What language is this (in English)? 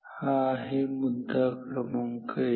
Marathi